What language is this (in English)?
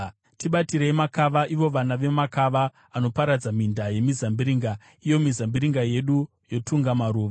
Shona